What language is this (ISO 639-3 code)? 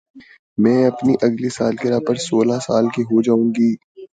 urd